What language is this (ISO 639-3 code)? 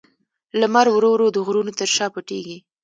pus